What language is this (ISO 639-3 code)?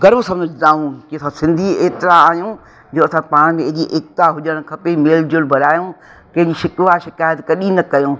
snd